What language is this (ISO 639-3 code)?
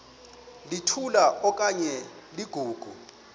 xho